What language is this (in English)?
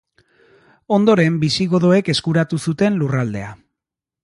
Basque